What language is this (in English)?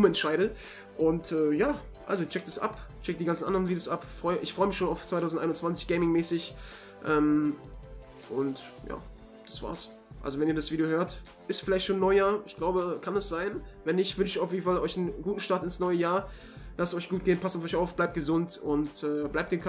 German